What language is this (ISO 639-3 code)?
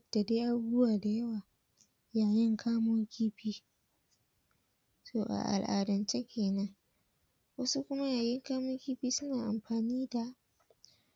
hau